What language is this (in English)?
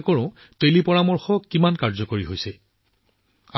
Assamese